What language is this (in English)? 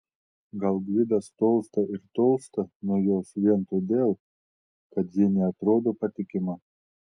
Lithuanian